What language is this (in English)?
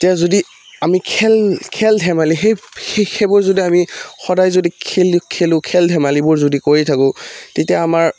Assamese